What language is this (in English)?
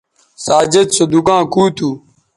Bateri